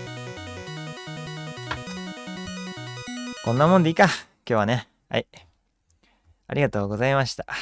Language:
Japanese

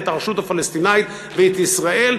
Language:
Hebrew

